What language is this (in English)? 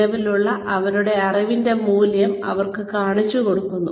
Malayalam